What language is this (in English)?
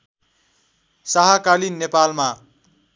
Nepali